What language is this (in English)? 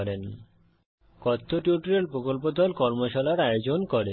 Bangla